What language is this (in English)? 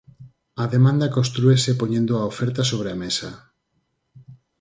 Galician